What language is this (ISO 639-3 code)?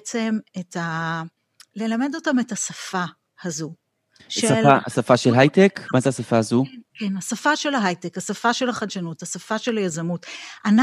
heb